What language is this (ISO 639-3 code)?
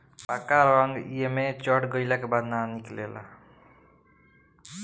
bho